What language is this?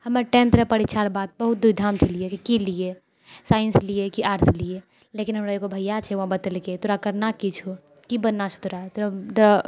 Maithili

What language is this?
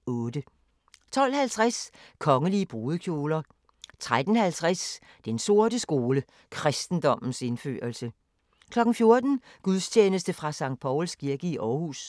Danish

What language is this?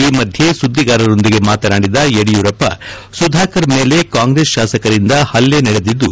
Kannada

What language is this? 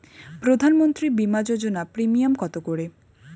Bangla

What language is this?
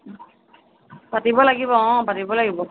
Assamese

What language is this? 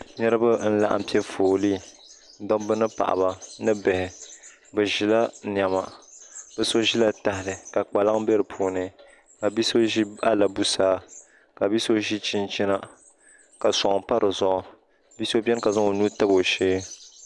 Dagbani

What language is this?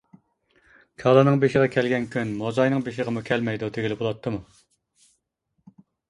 Uyghur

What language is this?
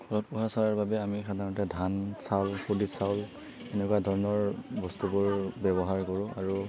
Assamese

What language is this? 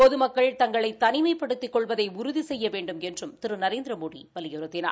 Tamil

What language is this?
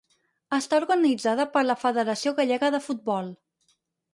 Catalan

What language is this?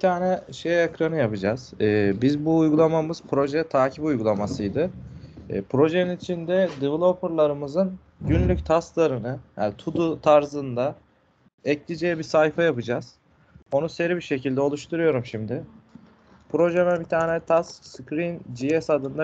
Turkish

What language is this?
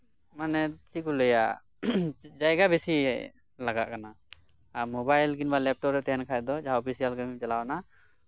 Santali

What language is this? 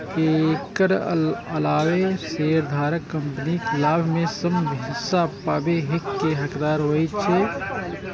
Maithili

